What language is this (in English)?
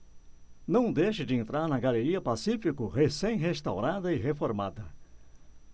Portuguese